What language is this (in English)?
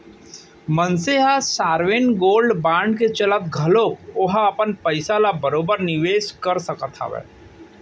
Chhattisgarhi